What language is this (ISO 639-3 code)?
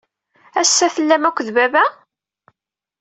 kab